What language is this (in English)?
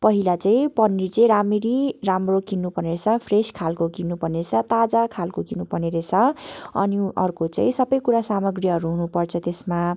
Nepali